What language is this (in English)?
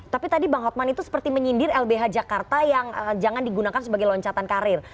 Indonesian